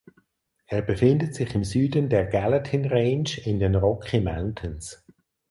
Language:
German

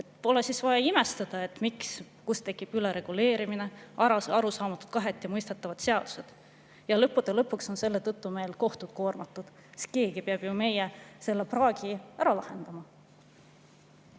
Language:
Estonian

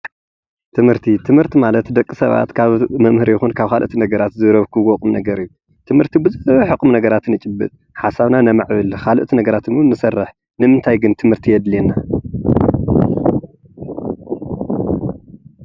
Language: Tigrinya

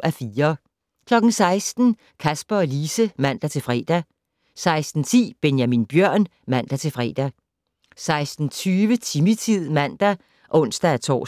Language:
Danish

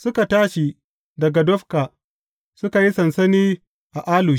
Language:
Hausa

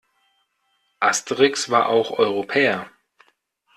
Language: German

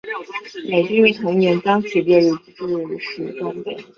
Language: Chinese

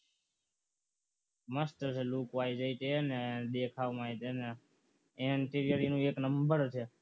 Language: Gujarati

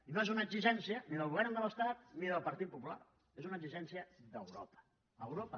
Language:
Catalan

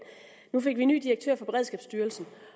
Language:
Danish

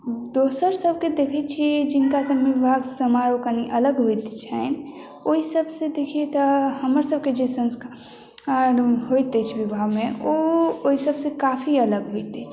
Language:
Maithili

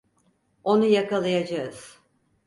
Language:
Turkish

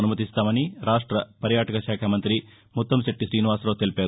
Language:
Telugu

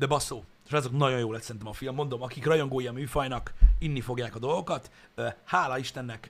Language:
Hungarian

